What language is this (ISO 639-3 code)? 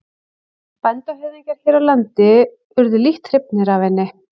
isl